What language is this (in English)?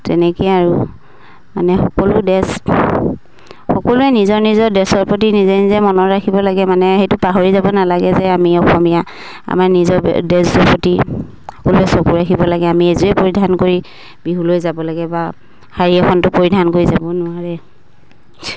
Assamese